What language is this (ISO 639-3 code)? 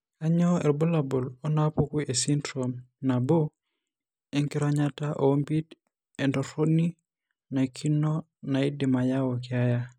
mas